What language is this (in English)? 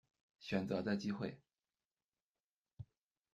Chinese